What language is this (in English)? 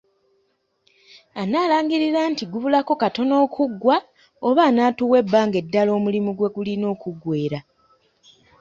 Ganda